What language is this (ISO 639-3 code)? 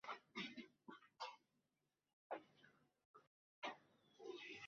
ara